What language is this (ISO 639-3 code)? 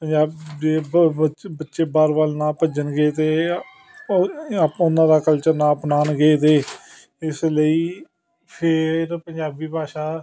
pan